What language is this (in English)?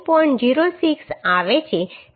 Gujarati